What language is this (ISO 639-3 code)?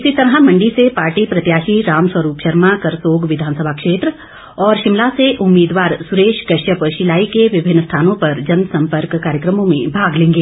hin